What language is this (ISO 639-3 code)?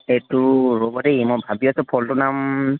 asm